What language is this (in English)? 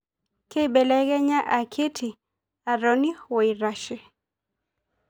Masai